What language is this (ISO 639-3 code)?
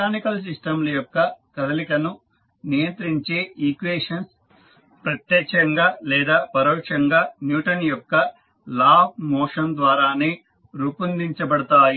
tel